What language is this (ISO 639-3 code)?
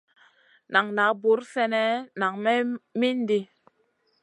mcn